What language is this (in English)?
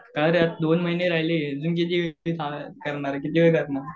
Marathi